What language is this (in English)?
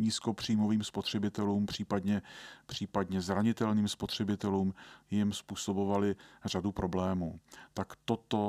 Czech